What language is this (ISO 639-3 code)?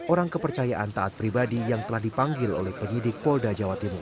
ind